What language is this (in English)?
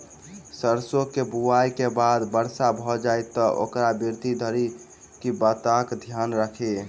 Maithili